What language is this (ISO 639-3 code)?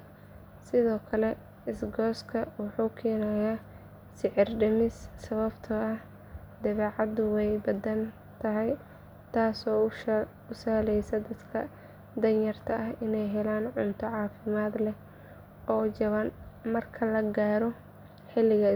som